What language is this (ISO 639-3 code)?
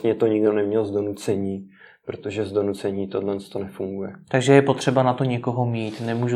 ces